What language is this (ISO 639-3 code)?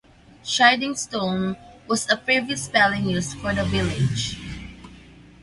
eng